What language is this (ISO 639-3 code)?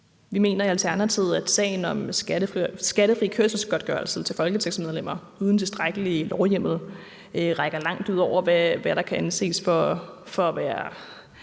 dan